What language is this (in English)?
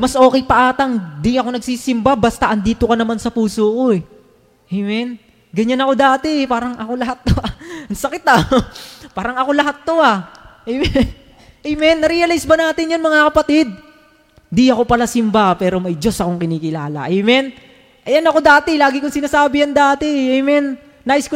Filipino